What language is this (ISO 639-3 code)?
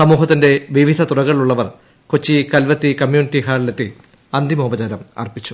mal